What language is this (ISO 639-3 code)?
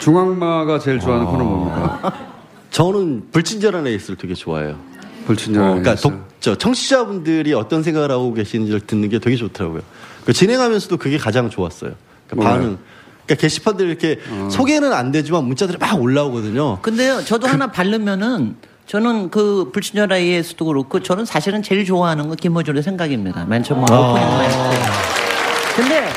kor